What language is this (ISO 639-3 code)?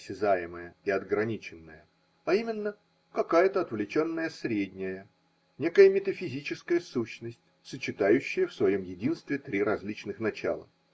rus